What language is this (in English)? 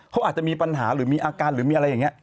Thai